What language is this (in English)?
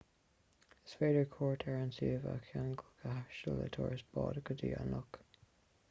Irish